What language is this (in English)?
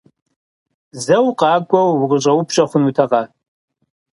Kabardian